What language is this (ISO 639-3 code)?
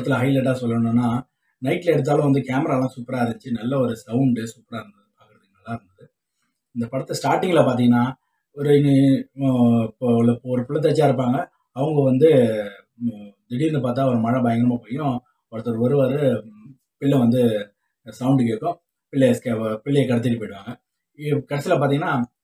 ind